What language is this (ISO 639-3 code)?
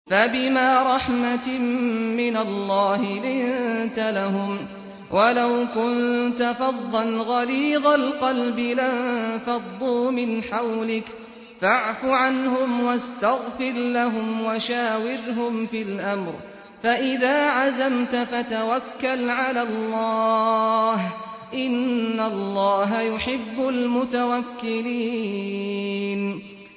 ara